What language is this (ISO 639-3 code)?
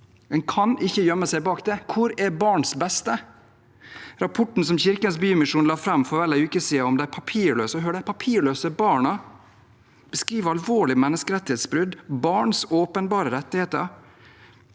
nor